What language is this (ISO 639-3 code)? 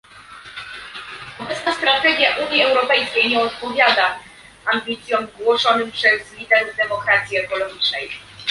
pol